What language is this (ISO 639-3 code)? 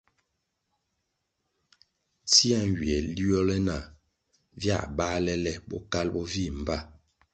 nmg